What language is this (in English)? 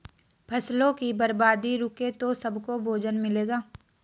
Hindi